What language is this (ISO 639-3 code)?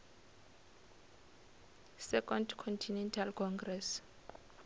nso